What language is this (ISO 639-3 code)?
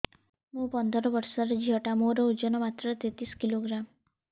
ori